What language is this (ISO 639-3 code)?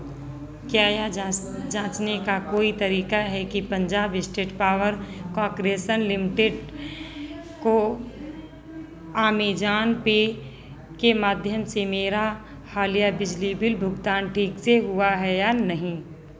hin